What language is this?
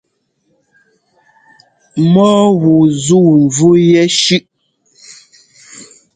Ngomba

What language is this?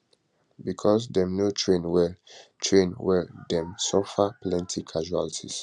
Nigerian Pidgin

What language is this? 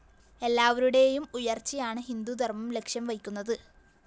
Malayalam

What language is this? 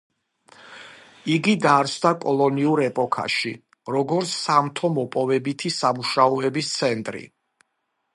Georgian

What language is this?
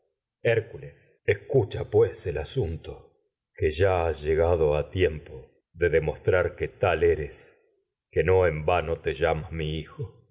Spanish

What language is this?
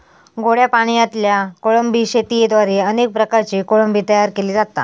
Marathi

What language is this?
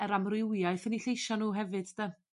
Welsh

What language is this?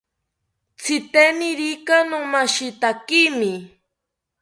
South Ucayali Ashéninka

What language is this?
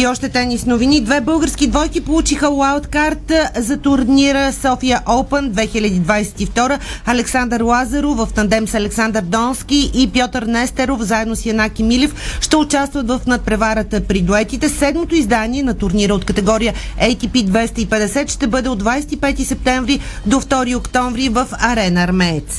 Bulgarian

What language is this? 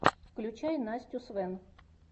Russian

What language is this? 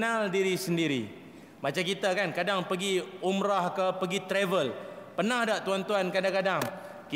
Malay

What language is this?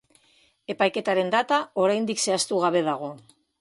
Basque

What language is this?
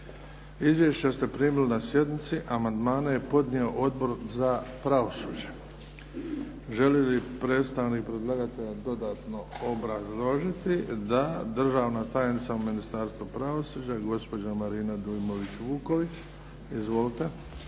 Croatian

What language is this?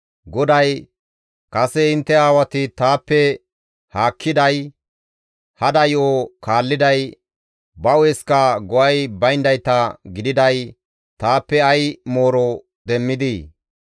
Gamo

